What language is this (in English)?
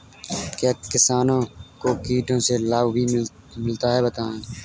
Hindi